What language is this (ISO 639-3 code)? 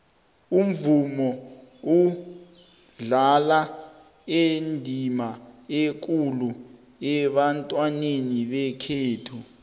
nbl